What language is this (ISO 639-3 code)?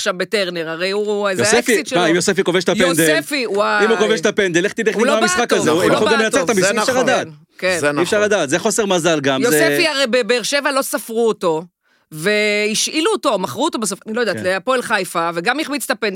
heb